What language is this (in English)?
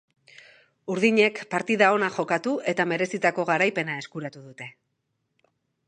Basque